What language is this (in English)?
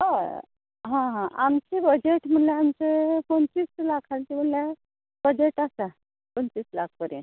Konkani